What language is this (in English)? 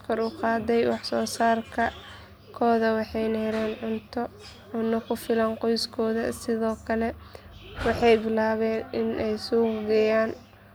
Somali